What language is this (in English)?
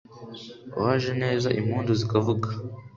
Kinyarwanda